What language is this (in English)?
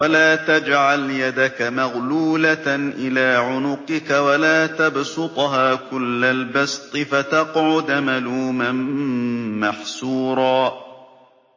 Arabic